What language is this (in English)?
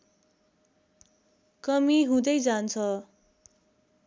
Nepali